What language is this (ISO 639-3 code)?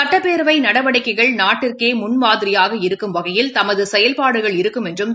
tam